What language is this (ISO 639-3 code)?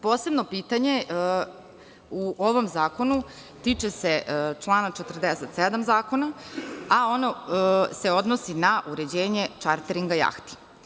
srp